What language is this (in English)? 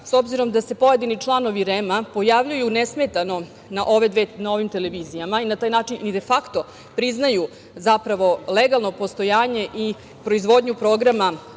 Serbian